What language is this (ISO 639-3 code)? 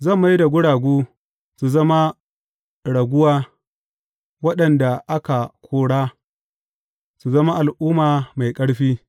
hau